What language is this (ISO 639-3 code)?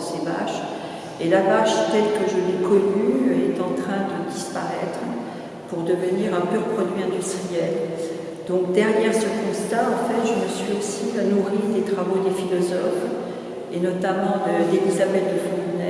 fra